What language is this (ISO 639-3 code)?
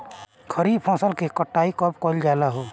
bho